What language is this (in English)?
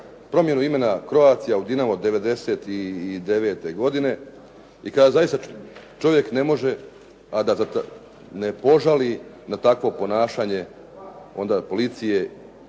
Croatian